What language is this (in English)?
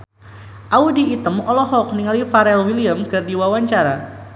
Sundanese